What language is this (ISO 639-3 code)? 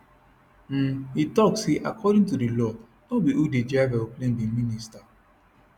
pcm